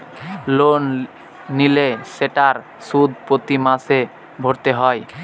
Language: Bangla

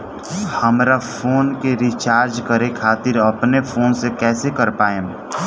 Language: Bhojpuri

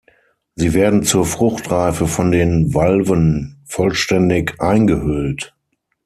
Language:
German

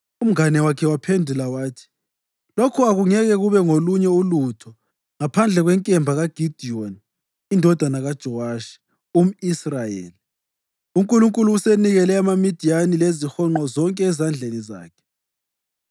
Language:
North Ndebele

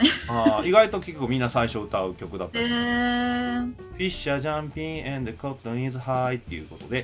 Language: Japanese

